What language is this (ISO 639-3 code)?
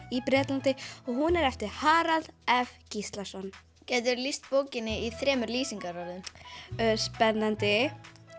isl